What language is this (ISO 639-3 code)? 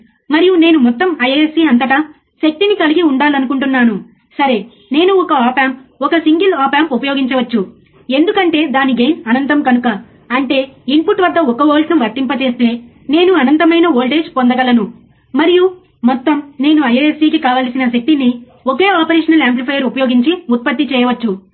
tel